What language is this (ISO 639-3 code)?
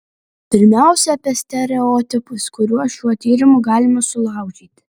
lit